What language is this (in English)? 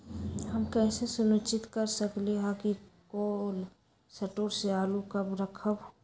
Magahi